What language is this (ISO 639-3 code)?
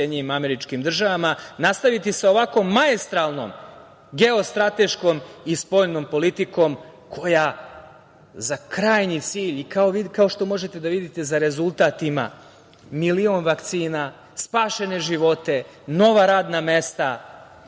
srp